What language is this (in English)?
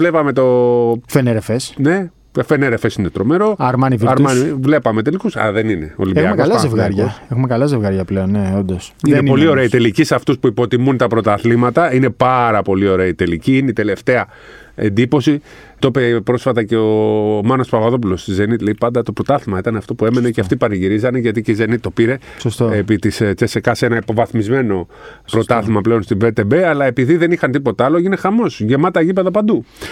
Greek